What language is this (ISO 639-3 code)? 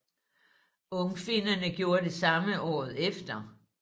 dan